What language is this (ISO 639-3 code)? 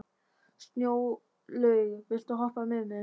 isl